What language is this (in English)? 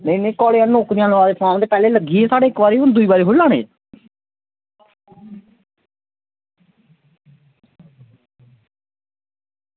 Dogri